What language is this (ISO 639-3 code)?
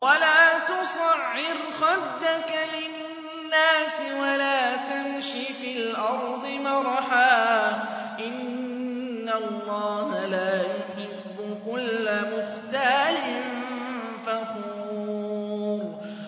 ara